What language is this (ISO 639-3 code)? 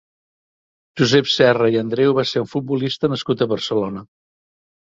cat